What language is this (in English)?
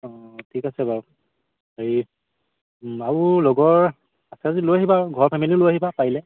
Assamese